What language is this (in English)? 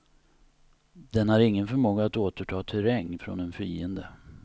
Swedish